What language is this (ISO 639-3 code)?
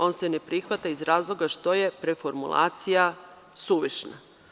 srp